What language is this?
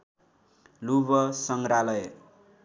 Nepali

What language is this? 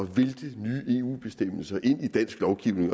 Danish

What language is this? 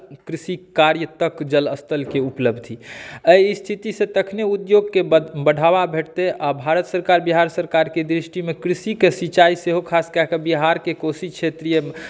Maithili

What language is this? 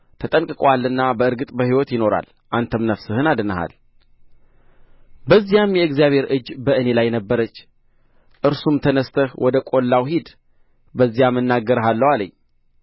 Amharic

